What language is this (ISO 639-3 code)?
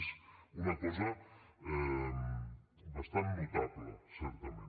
cat